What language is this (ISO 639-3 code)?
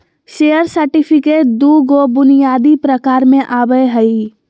mag